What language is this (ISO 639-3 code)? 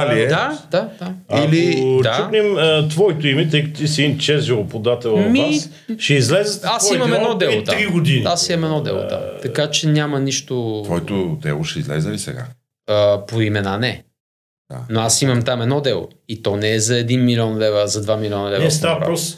bul